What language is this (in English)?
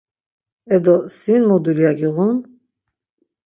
Laz